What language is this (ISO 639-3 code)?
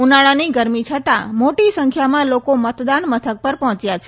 guj